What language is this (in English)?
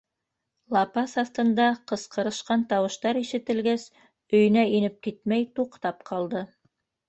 Bashkir